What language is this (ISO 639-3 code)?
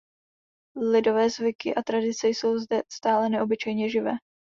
ces